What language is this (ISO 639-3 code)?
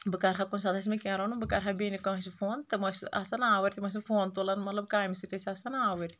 kas